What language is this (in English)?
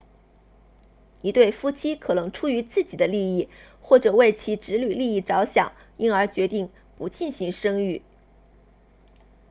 Chinese